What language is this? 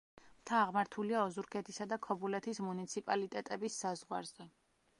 Georgian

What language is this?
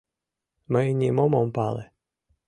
Mari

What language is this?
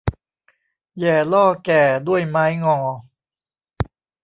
Thai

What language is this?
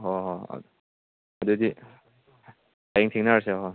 Manipuri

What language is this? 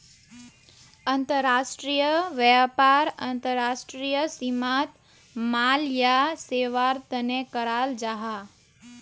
Magahi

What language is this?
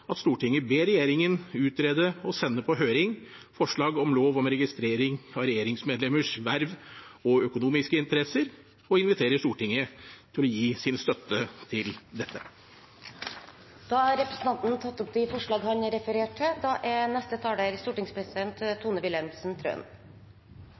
Norwegian Bokmål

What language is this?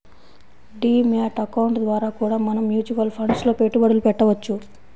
Telugu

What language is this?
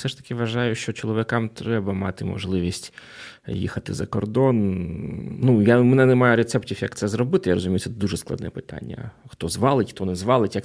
Ukrainian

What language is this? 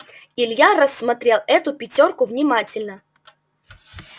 Russian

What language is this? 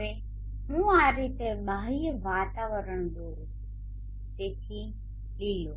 Gujarati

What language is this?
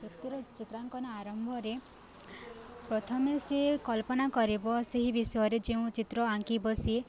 Odia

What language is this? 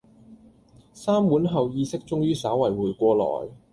Cantonese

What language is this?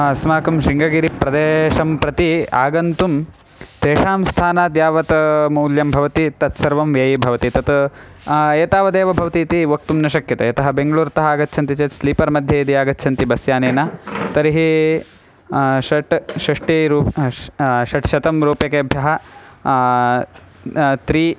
Sanskrit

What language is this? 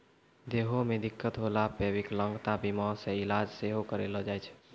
Maithili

